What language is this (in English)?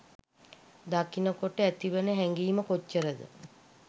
Sinhala